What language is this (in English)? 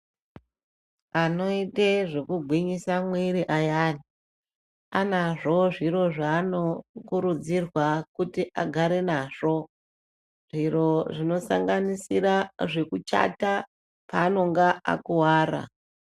Ndau